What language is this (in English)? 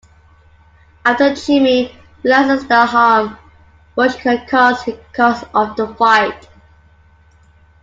English